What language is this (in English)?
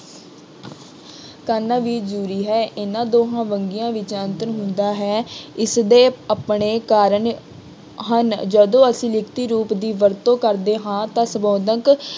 Punjabi